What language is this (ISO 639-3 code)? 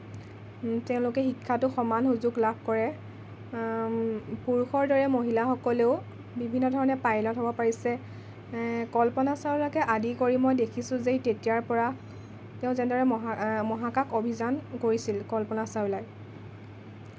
asm